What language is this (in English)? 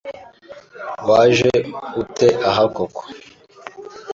Kinyarwanda